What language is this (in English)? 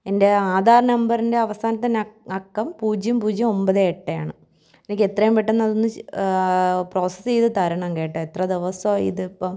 Malayalam